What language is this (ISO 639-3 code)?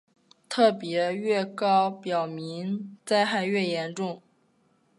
zho